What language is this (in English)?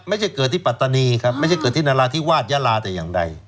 Thai